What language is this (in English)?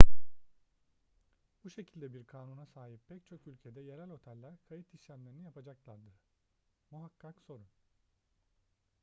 Turkish